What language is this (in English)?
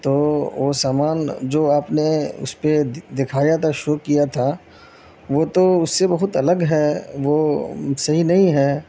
Urdu